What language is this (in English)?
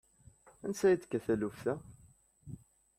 Kabyle